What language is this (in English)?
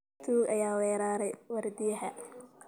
Somali